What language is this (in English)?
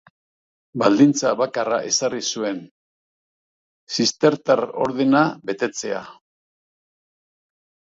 Basque